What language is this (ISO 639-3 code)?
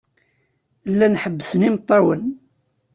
kab